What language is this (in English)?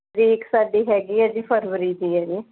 Punjabi